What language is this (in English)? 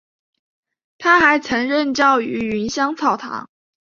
Chinese